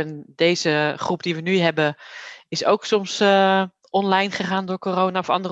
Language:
Dutch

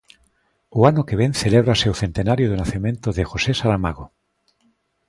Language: Galician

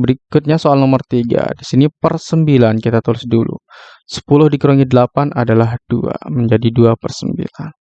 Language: Indonesian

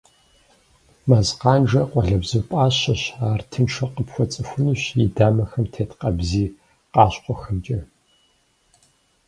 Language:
Kabardian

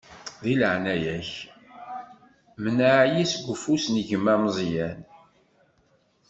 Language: Kabyle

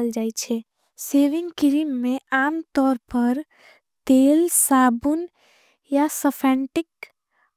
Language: Angika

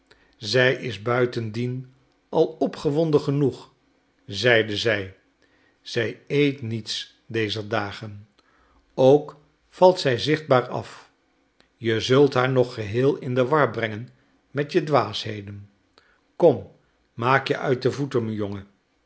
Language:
Dutch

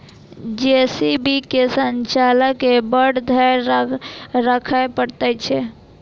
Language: Maithili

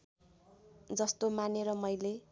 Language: Nepali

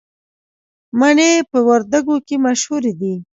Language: Pashto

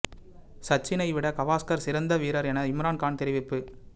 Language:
Tamil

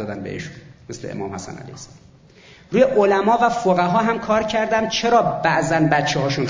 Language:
Persian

